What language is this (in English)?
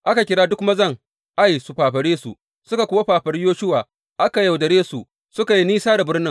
Hausa